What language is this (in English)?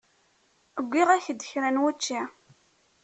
Kabyle